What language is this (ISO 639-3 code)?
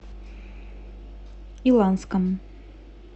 rus